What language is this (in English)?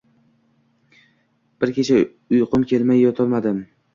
Uzbek